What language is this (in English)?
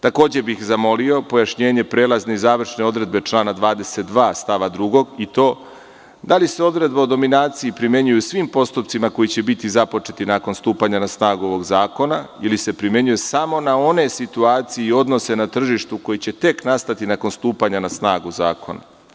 Serbian